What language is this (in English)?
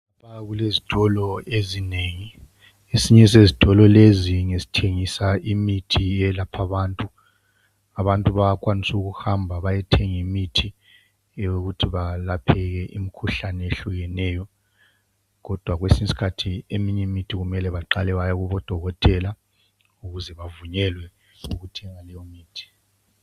North Ndebele